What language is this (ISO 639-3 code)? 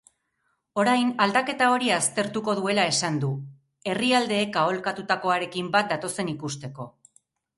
eus